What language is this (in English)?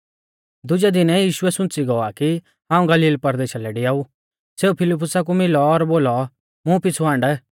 Mahasu Pahari